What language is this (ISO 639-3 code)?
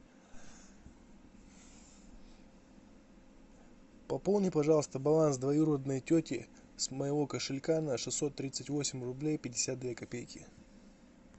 rus